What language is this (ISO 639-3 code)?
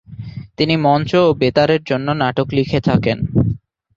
ben